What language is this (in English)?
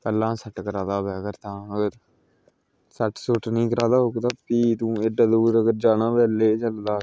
Dogri